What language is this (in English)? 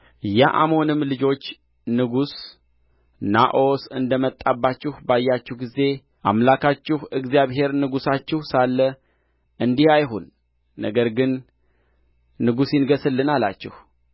Amharic